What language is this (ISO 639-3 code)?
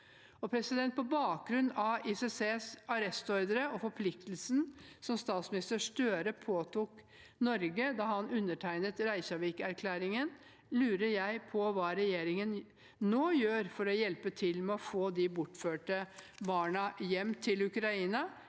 nor